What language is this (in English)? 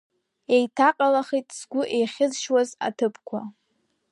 Abkhazian